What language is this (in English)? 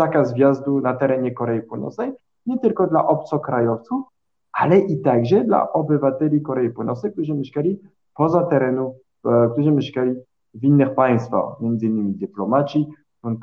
Polish